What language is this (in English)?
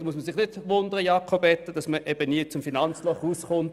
Swiss German